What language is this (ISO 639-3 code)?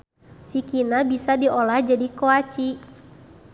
sun